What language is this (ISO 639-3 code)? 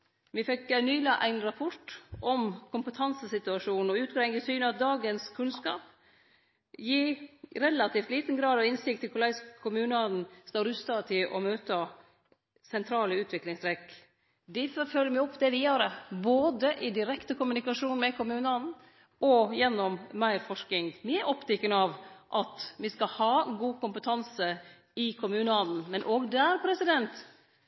nno